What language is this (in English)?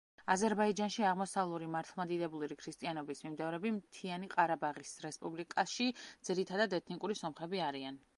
Georgian